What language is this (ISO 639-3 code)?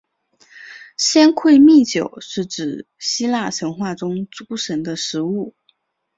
zho